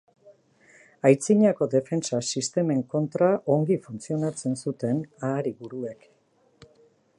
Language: Basque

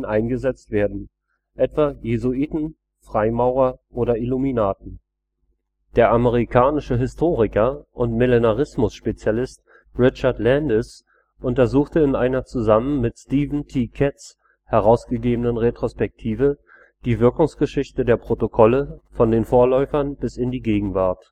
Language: German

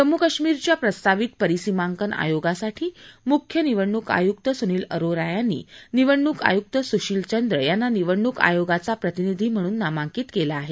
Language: Marathi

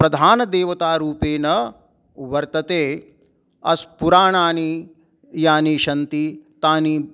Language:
Sanskrit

